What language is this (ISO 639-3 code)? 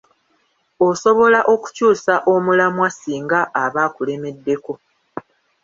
lug